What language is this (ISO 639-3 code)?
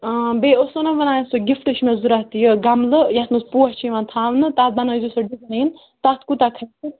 kas